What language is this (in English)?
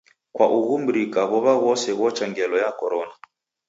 Taita